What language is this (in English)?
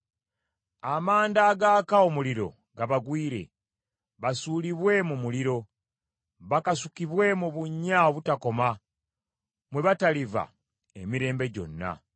Ganda